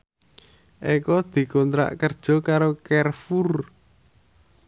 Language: Javanese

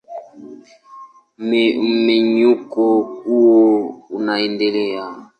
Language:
Swahili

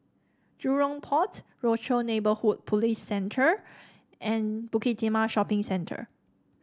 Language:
English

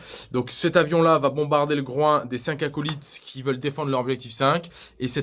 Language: French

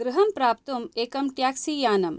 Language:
Sanskrit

